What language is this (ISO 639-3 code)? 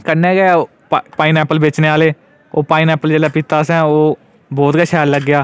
doi